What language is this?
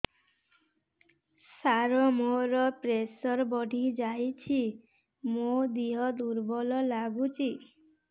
Odia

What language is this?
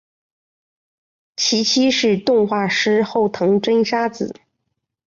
Chinese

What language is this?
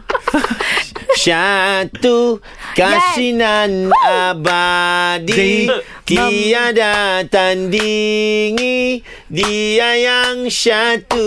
Malay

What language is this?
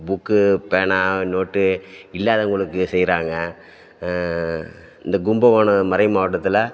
Tamil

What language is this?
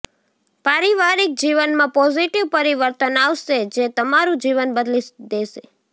Gujarati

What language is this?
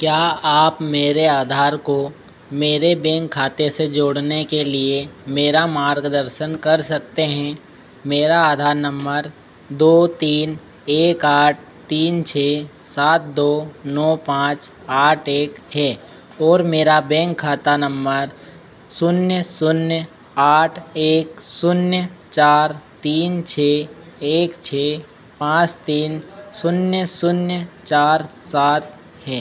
Hindi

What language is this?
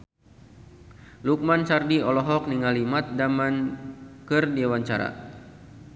Sundanese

